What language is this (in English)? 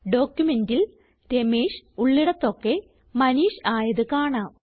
Malayalam